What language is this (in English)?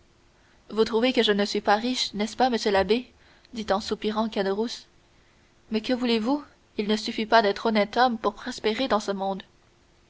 French